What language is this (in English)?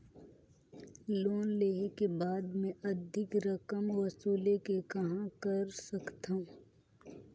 Chhattisgarhi